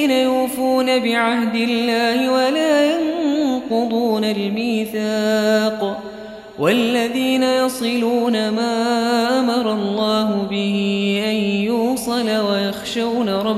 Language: Arabic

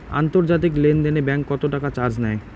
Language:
Bangla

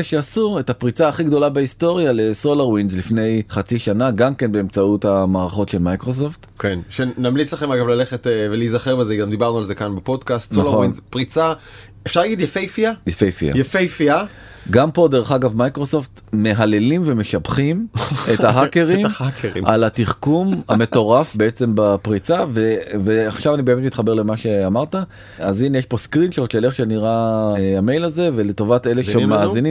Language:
Hebrew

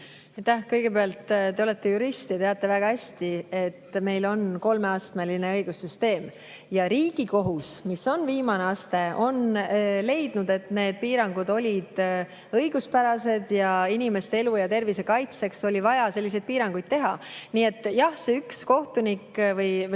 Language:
Estonian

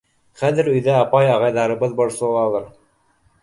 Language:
Bashkir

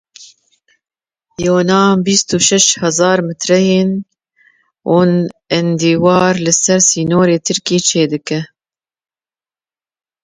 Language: Kurdish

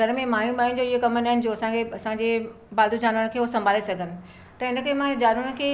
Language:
Sindhi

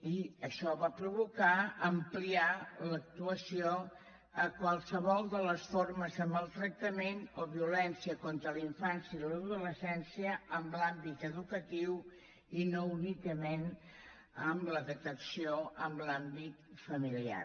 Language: Catalan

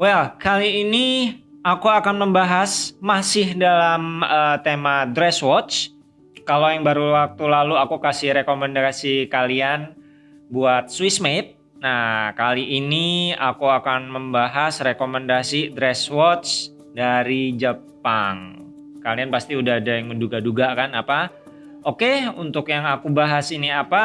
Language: Indonesian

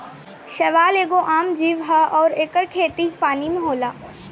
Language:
Bhojpuri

